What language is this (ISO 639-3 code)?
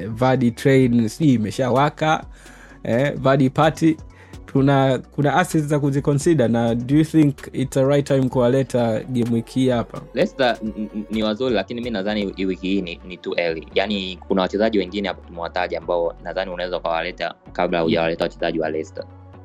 swa